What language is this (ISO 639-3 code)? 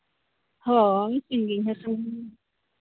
sat